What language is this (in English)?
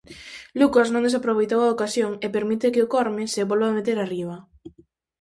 Galician